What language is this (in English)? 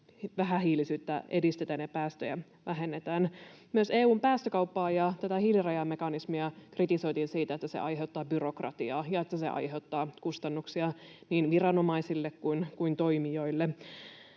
Finnish